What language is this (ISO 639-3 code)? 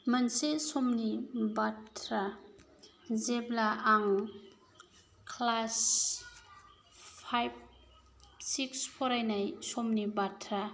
brx